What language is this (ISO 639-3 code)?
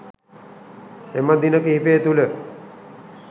sin